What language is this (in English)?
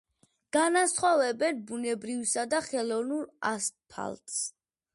Georgian